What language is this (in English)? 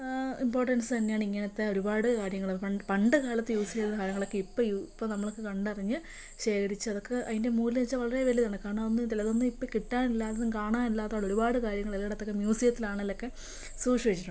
Malayalam